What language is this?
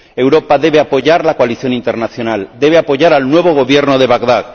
Spanish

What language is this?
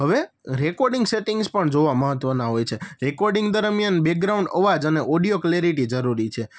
Gujarati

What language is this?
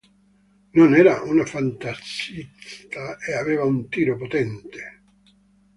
Italian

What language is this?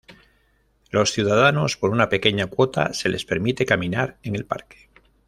Spanish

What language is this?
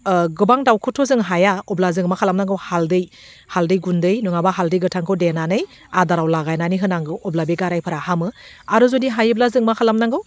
Bodo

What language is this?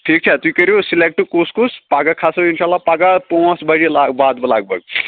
Kashmiri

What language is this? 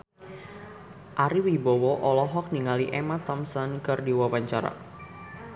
Sundanese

